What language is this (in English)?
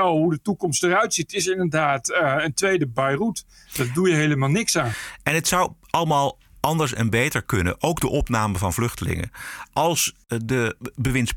Dutch